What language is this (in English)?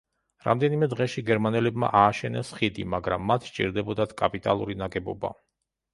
Georgian